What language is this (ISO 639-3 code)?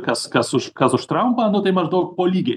lit